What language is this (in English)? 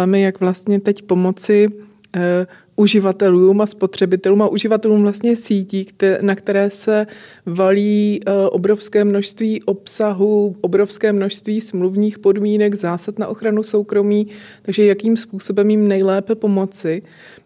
Czech